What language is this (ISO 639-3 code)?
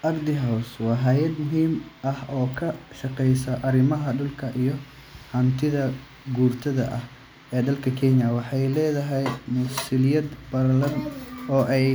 som